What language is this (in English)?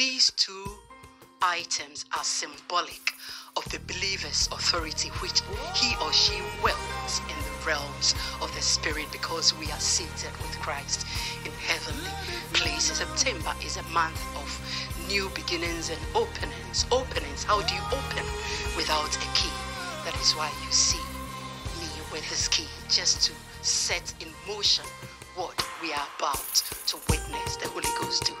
English